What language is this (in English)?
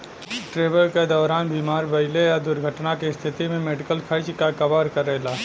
Bhojpuri